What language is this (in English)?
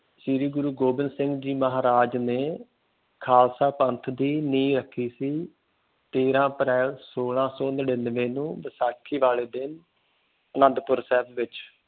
Punjabi